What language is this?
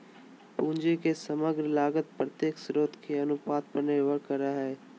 Magahi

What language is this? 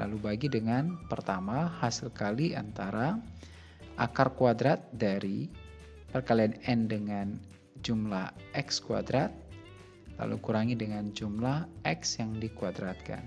Indonesian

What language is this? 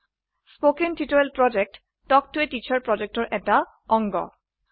Assamese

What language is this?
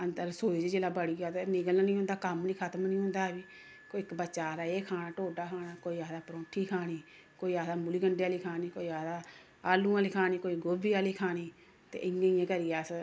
Dogri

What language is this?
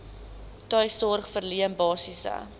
Afrikaans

